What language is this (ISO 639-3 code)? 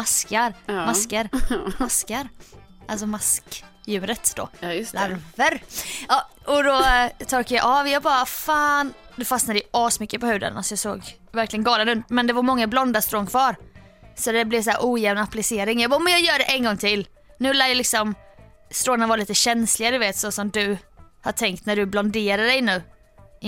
swe